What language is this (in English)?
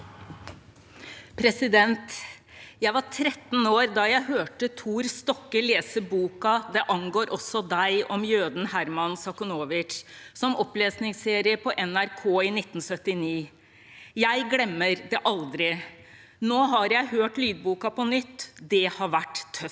Norwegian